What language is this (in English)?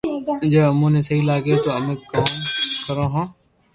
Loarki